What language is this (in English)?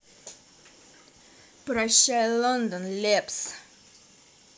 Russian